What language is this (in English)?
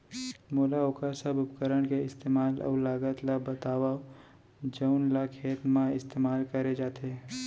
Chhattisgarhi